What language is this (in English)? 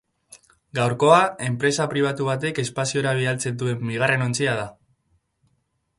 Basque